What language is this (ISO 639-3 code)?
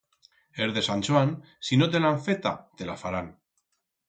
arg